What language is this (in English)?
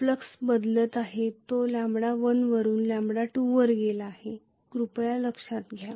Marathi